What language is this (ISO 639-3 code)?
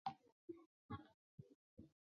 zho